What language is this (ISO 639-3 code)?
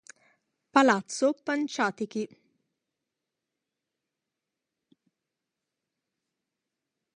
ita